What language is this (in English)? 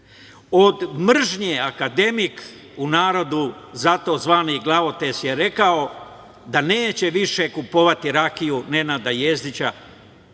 Serbian